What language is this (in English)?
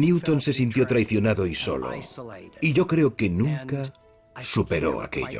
Spanish